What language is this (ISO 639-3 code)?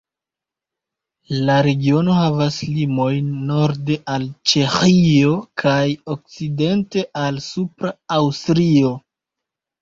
epo